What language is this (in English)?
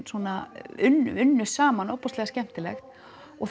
Icelandic